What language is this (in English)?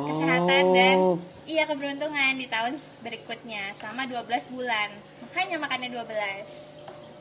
Indonesian